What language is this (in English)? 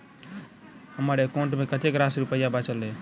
Maithili